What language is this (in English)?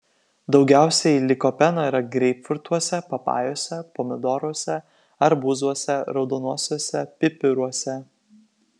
Lithuanian